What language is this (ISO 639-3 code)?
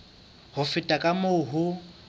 sot